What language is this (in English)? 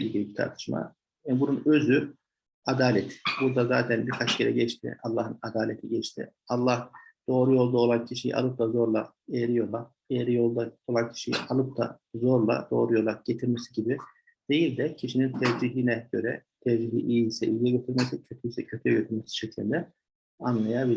Turkish